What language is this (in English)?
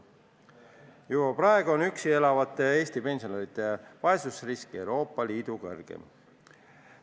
Estonian